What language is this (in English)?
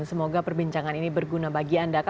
Indonesian